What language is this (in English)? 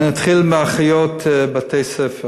Hebrew